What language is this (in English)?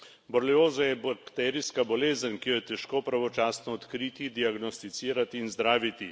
Slovenian